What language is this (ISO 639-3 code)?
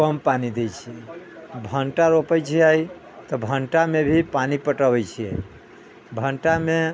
mai